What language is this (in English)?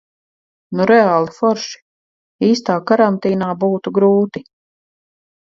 Latvian